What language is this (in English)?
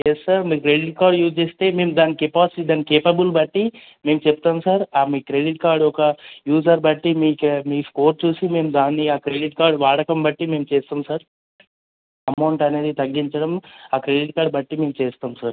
Telugu